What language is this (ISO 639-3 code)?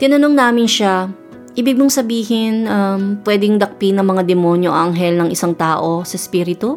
fil